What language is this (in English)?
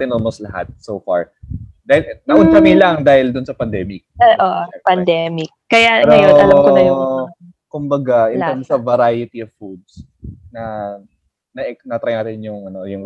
Filipino